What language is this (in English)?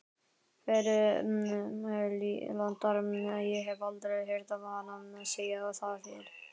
Icelandic